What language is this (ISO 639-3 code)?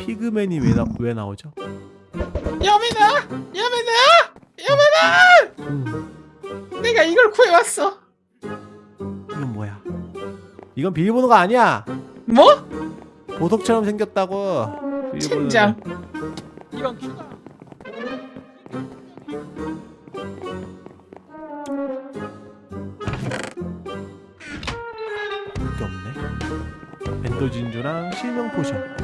kor